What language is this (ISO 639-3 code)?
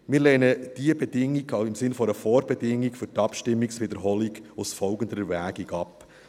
gsw